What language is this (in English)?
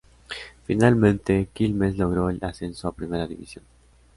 Spanish